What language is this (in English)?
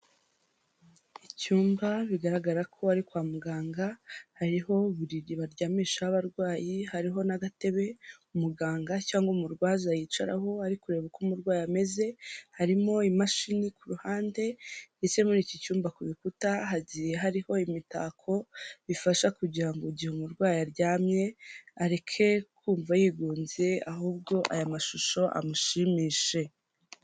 Kinyarwanda